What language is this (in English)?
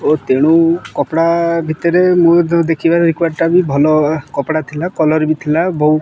Odia